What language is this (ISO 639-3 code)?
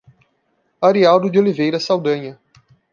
por